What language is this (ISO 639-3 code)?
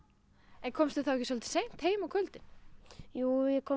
isl